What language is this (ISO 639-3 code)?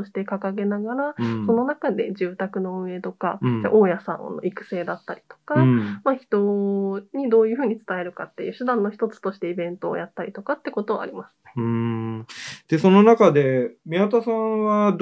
jpn